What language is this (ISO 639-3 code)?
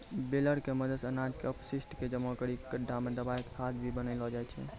mai